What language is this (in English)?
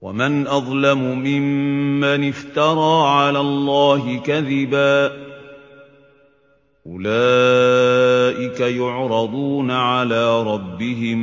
Arabic